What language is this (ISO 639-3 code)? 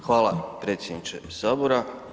hrv